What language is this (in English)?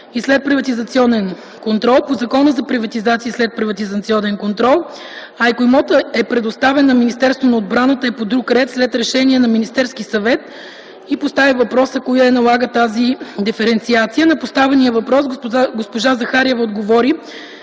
Bulgarian